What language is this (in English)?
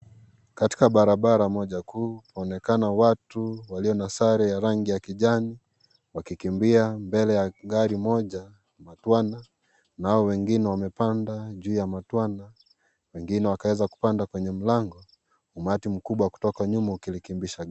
Swahili